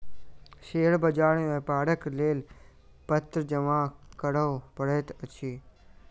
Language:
Maithili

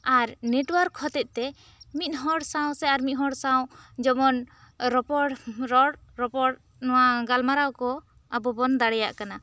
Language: Santali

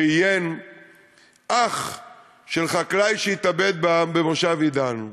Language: Hebrew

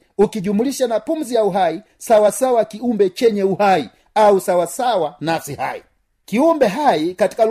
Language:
Swahili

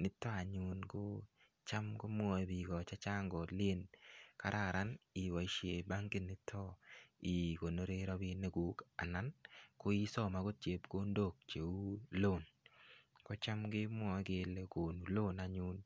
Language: Kalenjin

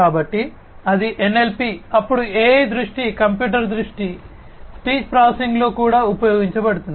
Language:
Telugu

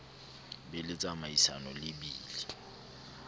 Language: Southern Sotho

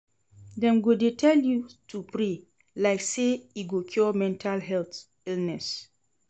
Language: Nigerian Pidgin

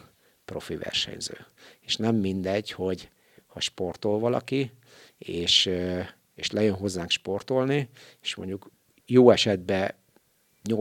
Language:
Hungarian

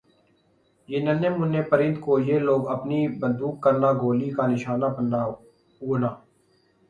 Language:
Urdu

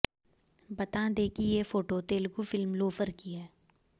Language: Hindi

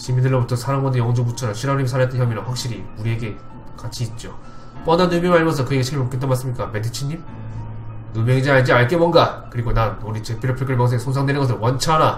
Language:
Korean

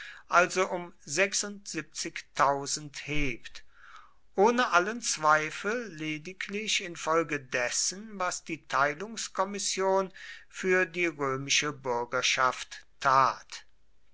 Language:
German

